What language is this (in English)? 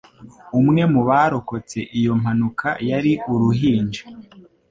Kinyarwanda